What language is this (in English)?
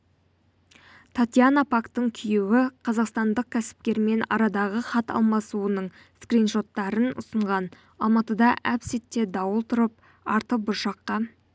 Kazakh